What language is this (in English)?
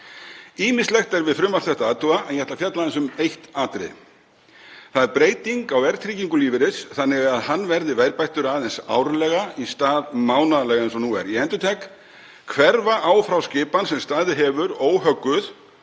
Icelandic